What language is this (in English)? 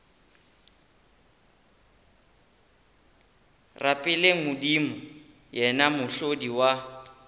Northern Sotho